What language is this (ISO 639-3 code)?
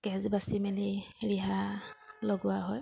asm